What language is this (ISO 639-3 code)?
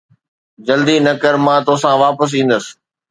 snd